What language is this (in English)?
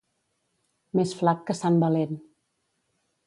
Catalan